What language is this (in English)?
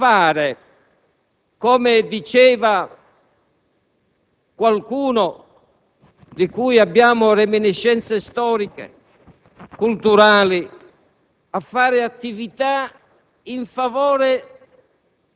Italian